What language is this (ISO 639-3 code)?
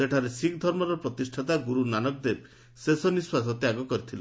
ori